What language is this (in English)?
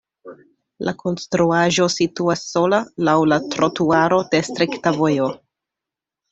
Esperanto